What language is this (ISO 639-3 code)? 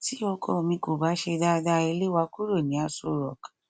yor